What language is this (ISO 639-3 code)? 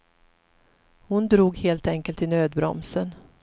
swe